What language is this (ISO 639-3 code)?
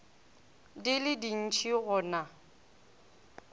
nso